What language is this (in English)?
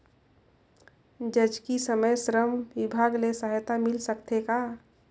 Chhattisgarhi